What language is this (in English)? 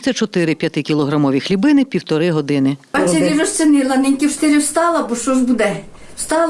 Ukrainian